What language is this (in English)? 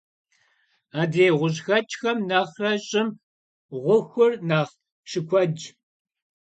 Kabardian